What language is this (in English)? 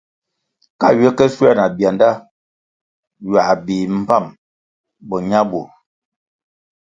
Kwasio